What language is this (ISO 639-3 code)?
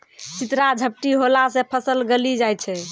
mai